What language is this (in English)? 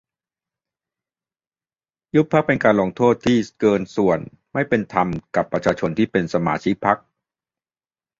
Thai